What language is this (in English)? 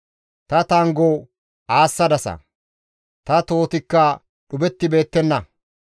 Gamo